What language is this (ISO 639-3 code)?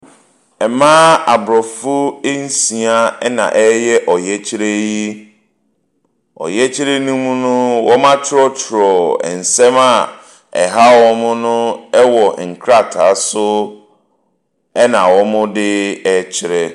aka